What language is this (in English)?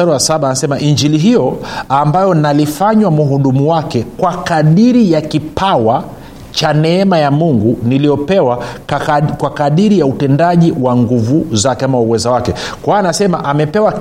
Swahili